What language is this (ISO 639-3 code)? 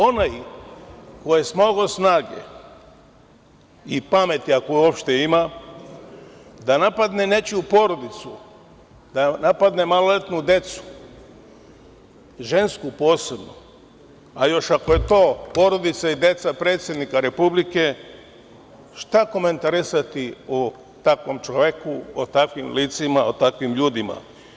srp